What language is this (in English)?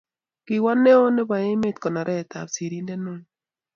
Kalenjin